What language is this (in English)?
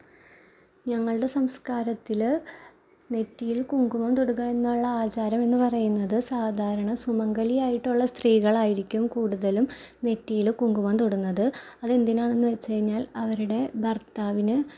Malayalam